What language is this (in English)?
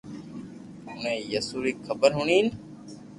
Loarki